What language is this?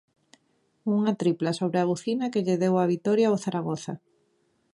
Galician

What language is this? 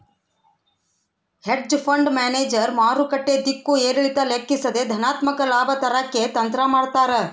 Kannada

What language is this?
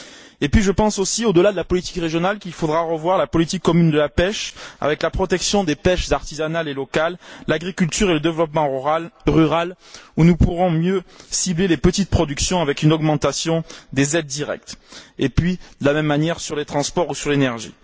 French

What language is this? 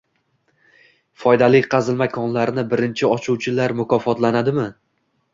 Uzbek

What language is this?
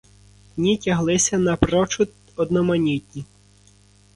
Ukrainian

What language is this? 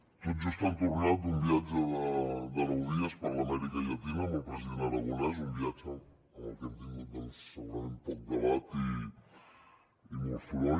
Catalan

